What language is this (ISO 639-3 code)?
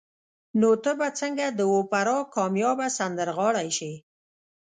pus